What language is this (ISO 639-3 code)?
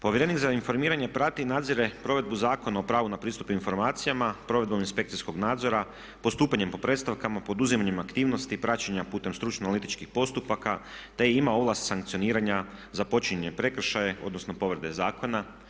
hrv